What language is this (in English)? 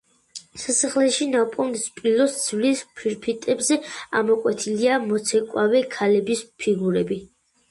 Georgian